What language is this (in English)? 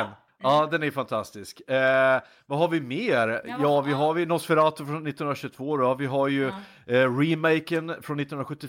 Swedish